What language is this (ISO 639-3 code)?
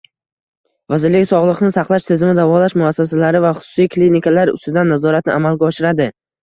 uzb